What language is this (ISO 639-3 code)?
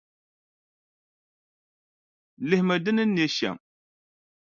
dag